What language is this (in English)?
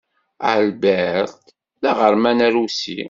Kabyle